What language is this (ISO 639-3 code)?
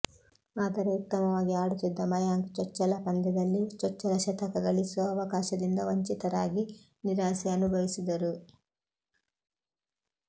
kan